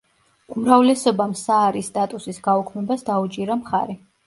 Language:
Georgian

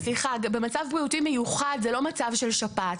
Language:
Hebrew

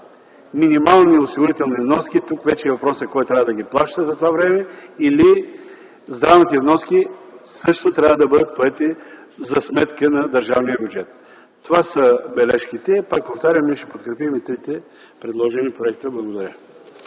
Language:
Bulgarian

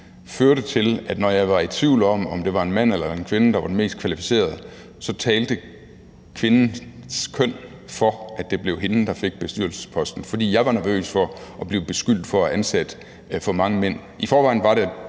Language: Danish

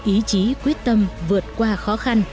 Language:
Vietnamese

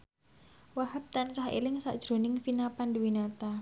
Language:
Javanese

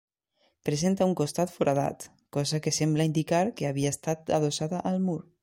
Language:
Catalan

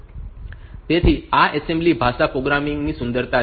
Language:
Gujarati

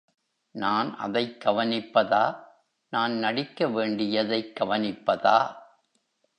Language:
Tamil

